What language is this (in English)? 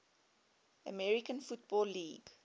English